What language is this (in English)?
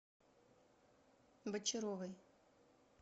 Russian